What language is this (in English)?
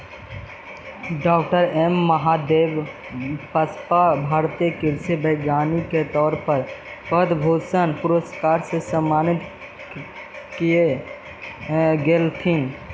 Magahi